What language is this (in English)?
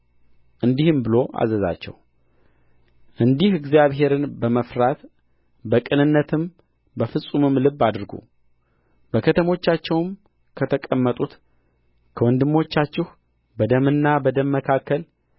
Amharic